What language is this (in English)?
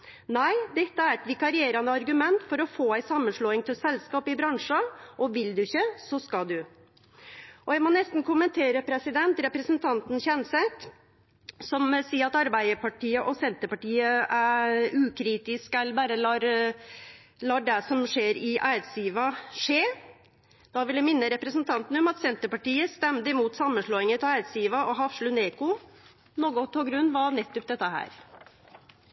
Norwegian Nynorsk